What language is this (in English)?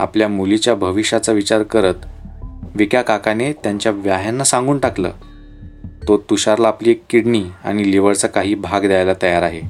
Marathi